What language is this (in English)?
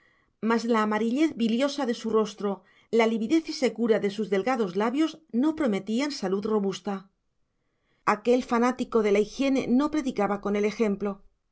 Spanish